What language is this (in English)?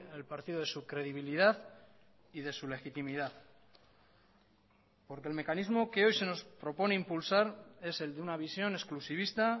Spanish